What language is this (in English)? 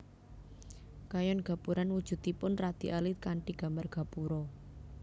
Javanese